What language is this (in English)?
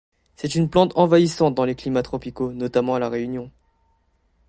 French